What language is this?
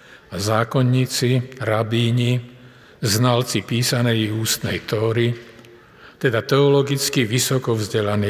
Slovak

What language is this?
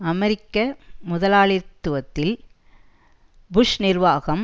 Tamil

